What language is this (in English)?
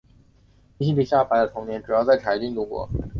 Chinese